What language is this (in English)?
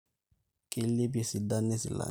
Masai